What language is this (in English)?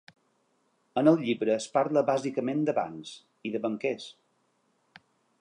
Catalan